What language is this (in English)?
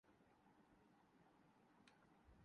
Urdu